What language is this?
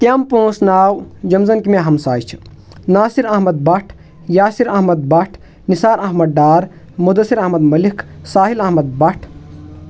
Kashmiri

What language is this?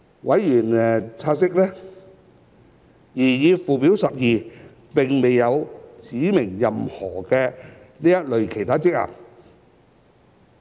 Cantonese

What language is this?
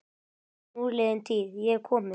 Icelandic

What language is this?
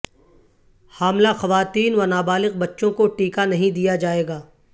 Urdu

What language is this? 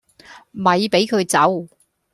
Cantonese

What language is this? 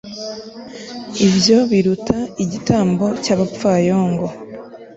Kinyarwanda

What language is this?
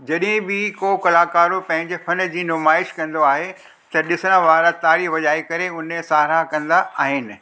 Sindhi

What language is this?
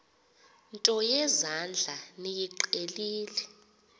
Xhosa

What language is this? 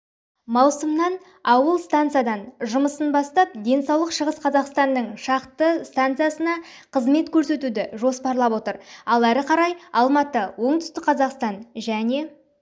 Kazakh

